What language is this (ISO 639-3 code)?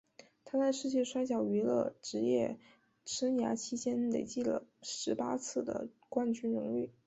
zho